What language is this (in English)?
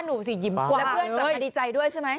Thai